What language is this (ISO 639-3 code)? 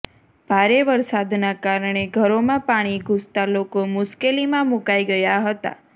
guj